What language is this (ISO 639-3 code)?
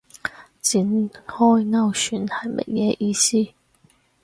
yue